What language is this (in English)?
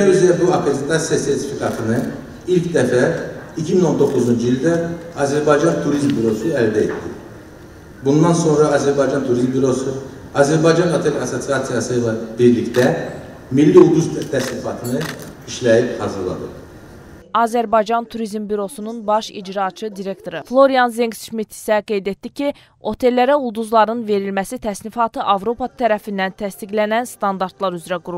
Turkish